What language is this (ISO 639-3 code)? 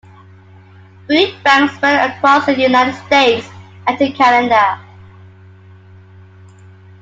eng